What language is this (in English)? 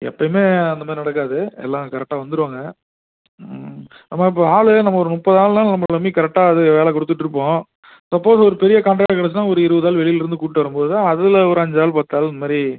Tamil